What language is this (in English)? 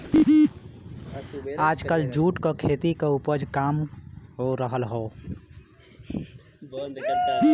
Bhojpuri